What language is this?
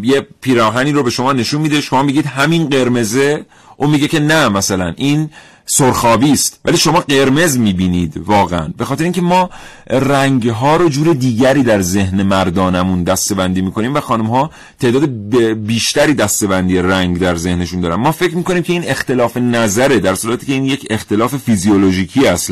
Persian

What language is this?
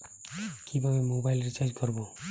Bangla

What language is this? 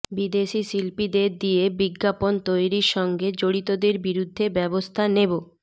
Bangla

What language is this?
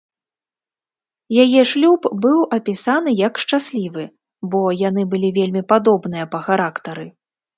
Belarusian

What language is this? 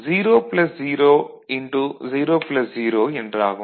Tamil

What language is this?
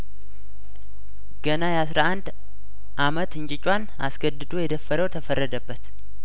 Amharic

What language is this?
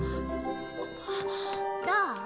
Japanese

